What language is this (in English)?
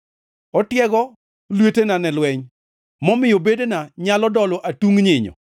Luo (Kenya and Tanzania)